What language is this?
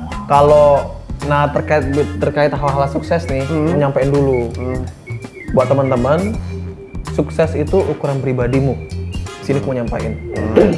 Indonesian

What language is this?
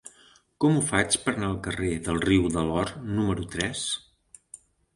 Catalan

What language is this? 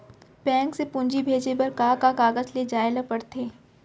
Chhattisgarhi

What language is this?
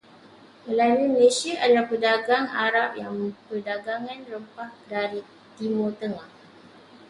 Malay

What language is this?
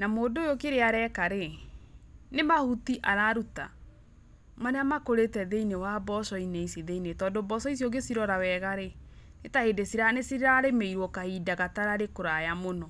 Kikuyu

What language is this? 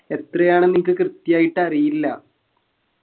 Malayalam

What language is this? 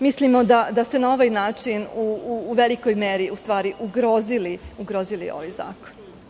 Serbian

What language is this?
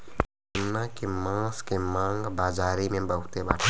Bhojpuri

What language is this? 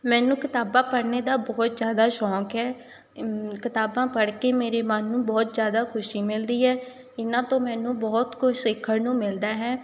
Punjabi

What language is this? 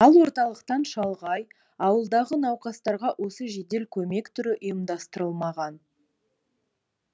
Kazakh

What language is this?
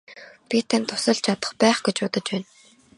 Mongolian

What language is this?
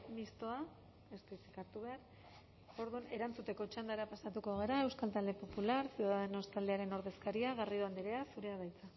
Basque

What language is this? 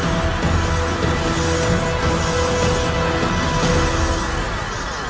Indonesian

